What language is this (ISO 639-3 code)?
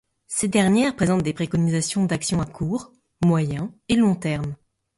fra